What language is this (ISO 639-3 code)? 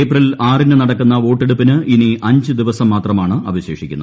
mal